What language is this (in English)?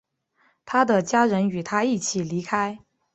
Chinese